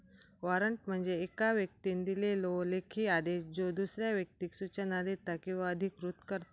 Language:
Marathi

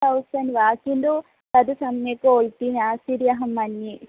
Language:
Sanskrit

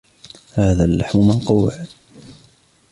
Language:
Arabic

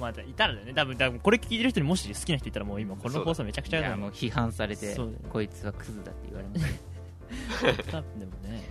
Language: Japanese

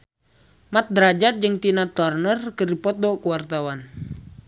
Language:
Sundanese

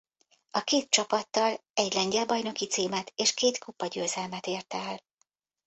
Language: Hungarian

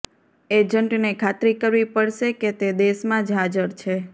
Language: Gujarati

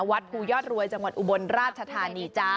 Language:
Thai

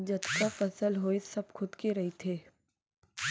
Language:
Chhattisgarhi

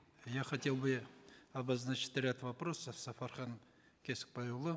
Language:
Kazakh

